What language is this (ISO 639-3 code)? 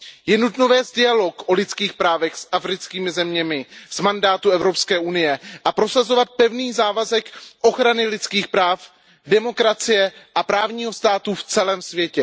ces